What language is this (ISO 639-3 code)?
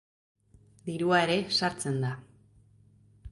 eus